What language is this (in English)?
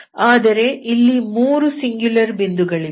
Kannada